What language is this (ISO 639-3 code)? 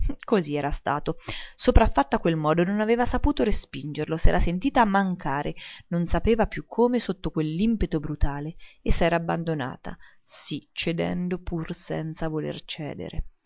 ita